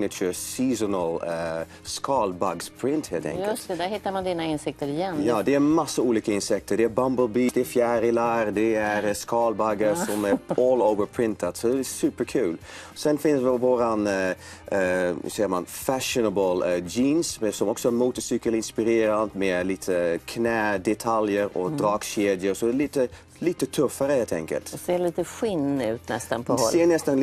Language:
Swedish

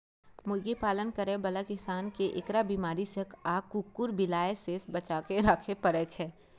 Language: Maithili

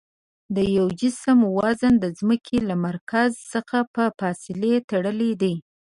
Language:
Pashto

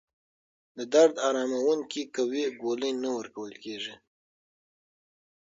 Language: Pashto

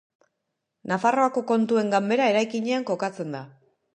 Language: Basque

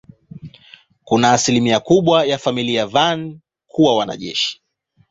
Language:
Swahili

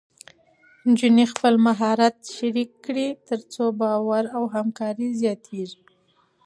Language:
Pashto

